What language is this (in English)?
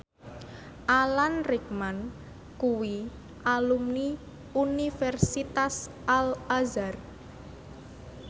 Javanese